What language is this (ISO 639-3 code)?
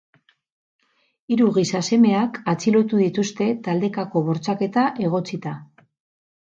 eus